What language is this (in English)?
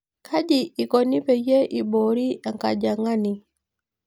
Masai